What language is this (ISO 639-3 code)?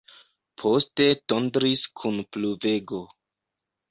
epo